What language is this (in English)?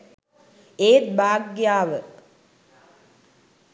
Sinhala